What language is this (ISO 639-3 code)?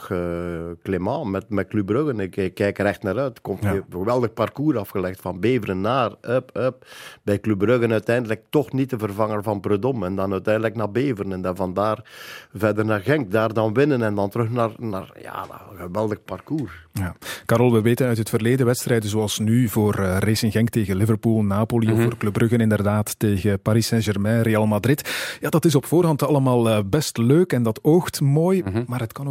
nld